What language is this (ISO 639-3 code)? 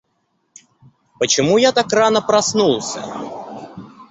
rus